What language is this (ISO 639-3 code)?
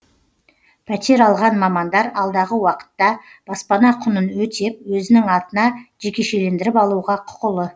kaz